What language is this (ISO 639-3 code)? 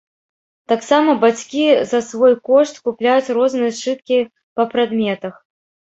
bel